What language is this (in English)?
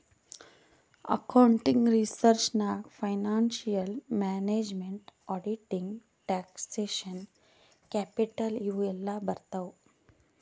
Kannada